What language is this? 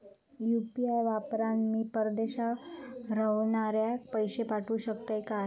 Marathi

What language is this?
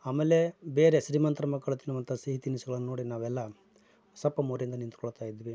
Kannada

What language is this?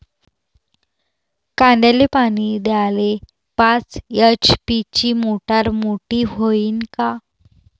Marathi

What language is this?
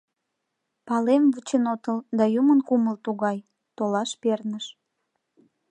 Mari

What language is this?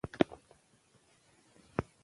Pashto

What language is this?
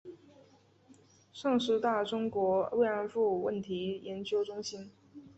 Chinese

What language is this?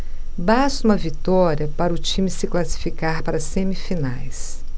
Portuguese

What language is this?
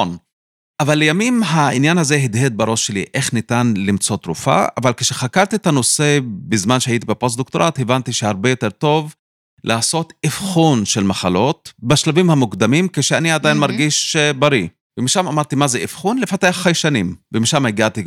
Hebrew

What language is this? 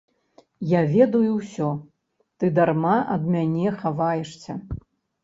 Belarusian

